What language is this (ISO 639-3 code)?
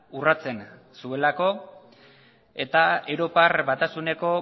eus